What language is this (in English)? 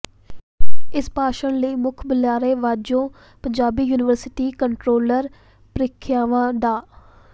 Punjabi